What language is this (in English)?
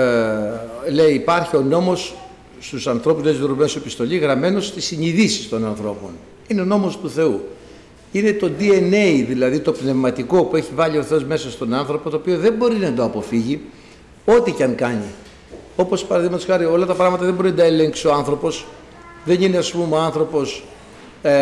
Greek